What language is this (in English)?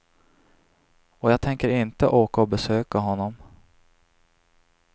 Swedish